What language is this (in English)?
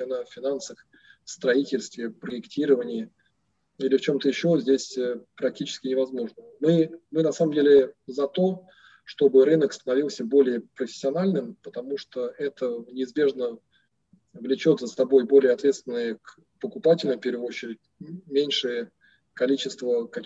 Russian